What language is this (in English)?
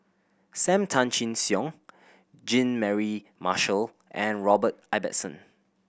English